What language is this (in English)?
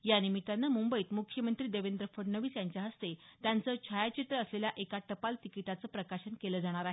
Marathi